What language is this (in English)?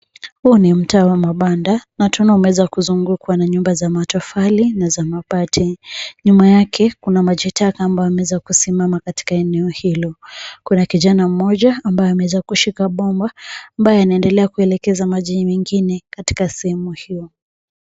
Swahili